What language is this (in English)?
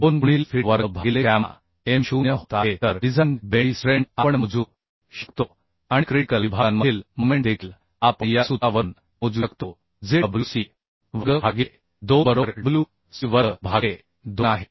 Marathi